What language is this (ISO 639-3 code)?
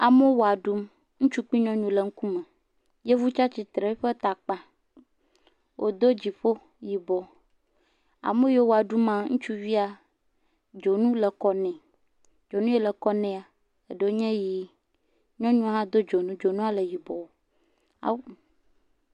ewe